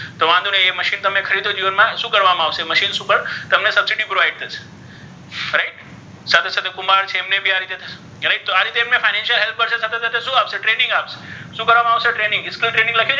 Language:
Gujarati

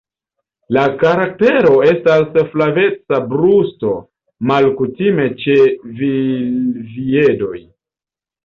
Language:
Esperanto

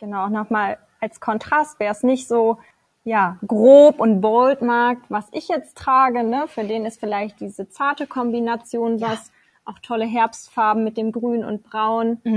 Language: German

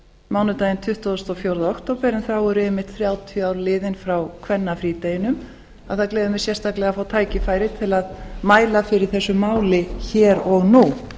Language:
Icelandic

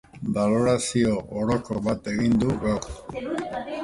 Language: Basque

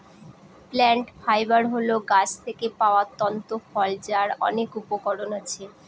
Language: Bangla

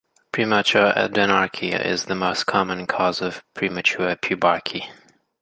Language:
English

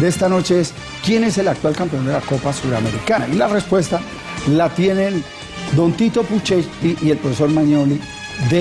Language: Spanish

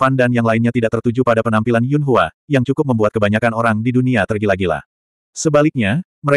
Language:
Indonesian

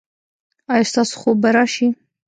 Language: Pashto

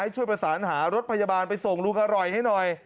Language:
Thai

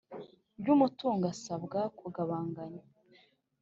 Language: Kinyarwanda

